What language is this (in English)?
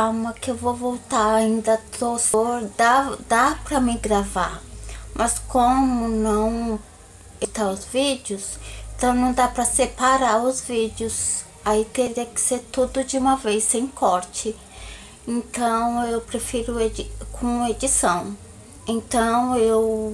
Portuguese